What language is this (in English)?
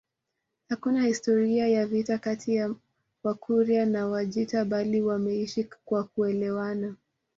Swahili